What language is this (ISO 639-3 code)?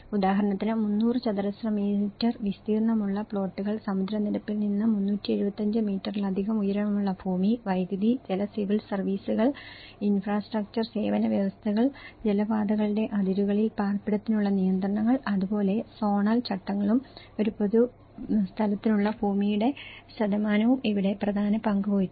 mal